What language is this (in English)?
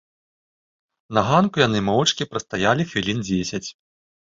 Belarusian